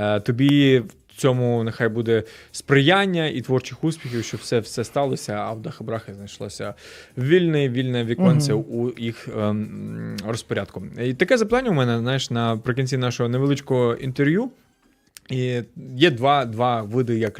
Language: Ukrainian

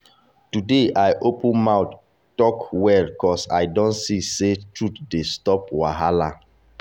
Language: Nigerian Pidgin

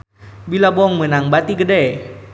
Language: Sundanese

